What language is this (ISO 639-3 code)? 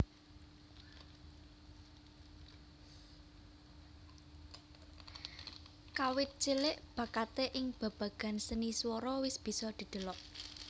jav